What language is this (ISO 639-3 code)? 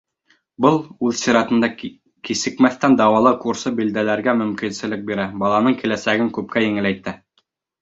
bak